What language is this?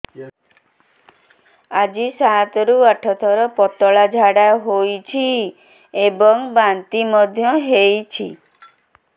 Odia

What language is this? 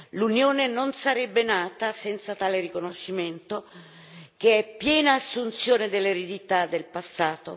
Italian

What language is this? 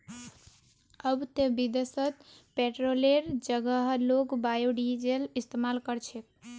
Magahi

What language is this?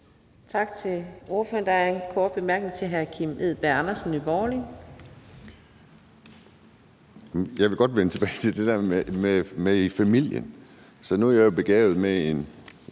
Danish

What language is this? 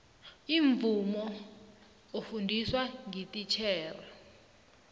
South Ndebele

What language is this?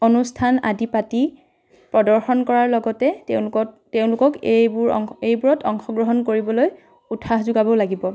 Assamese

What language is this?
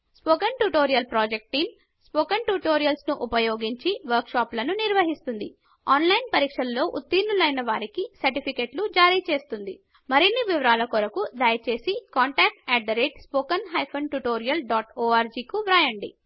Telugu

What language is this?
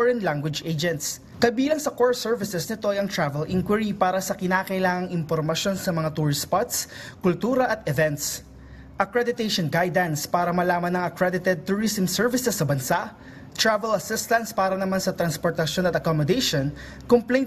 Filipino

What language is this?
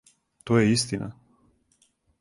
Serbian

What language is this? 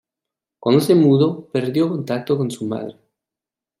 Spanish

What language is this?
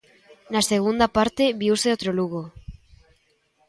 Galician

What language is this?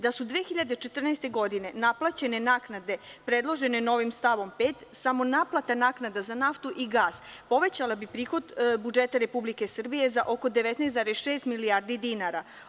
Serbian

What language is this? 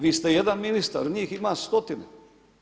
Croatian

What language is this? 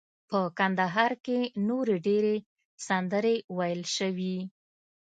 Pashto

